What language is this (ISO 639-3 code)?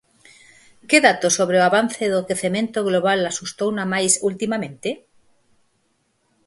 glg